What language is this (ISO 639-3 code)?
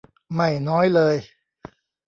tha